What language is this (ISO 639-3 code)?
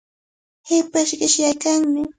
qvl